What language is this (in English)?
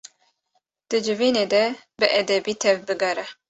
Kurdish